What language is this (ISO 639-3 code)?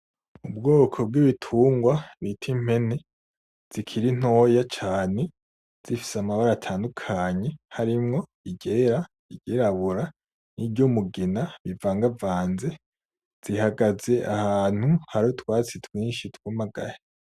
run